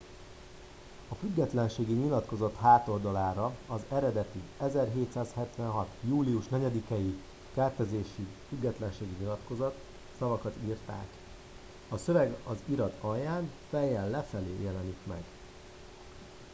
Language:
Hungarian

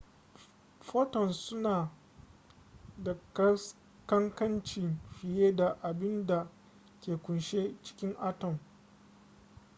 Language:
Hausa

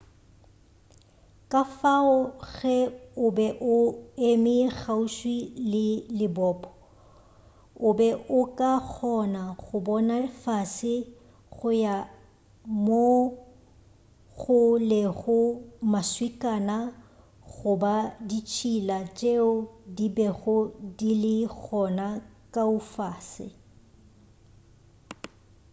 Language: Northern Sotho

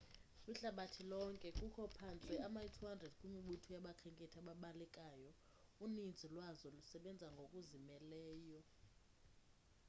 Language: Xhosa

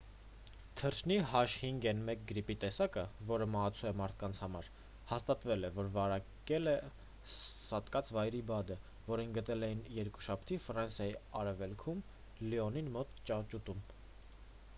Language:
Armenian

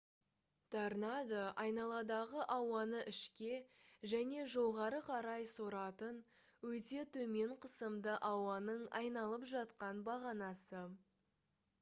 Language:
Kazakh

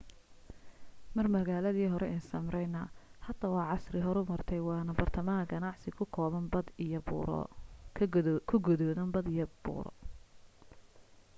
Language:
Somali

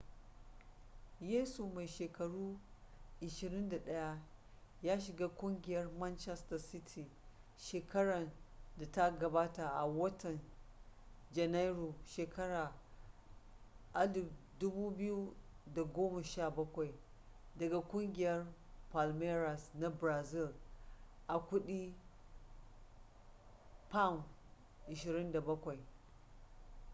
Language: Hausa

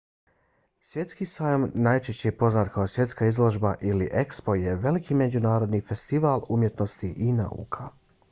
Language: Bosnian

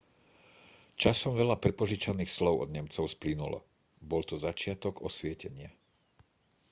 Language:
Slovak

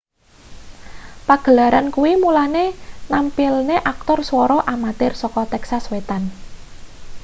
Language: Javanese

